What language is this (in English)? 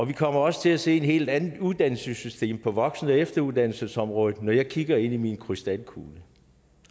Danish